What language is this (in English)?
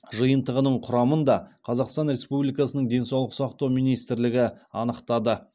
Kazakh